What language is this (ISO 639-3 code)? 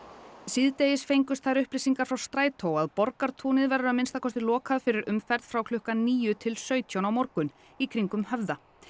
isl